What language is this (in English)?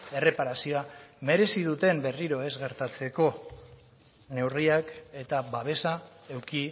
Basque